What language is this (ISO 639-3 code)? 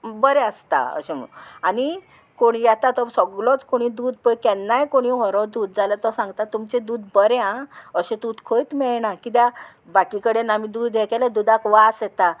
kok